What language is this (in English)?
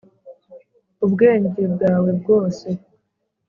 Kinyarwanda